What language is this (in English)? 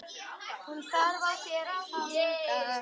Icelandic